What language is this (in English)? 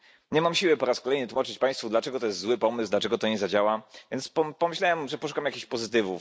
Polish